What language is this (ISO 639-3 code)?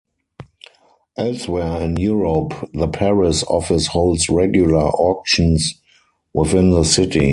eng